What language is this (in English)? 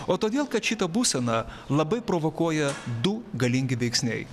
Lithuanian